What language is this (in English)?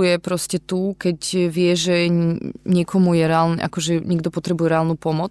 Slovak